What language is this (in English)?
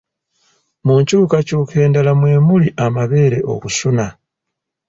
Ganda